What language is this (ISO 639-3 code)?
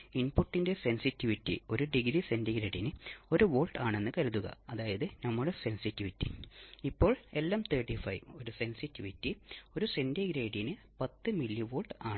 mal